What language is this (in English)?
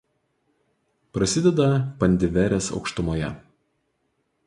Lithuanian